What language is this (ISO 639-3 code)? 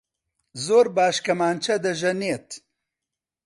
ckb